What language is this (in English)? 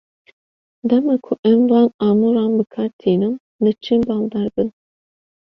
Kurdish